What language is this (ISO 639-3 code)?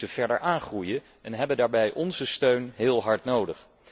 nld